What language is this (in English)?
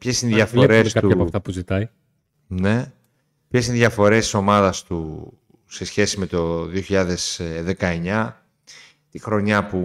Greek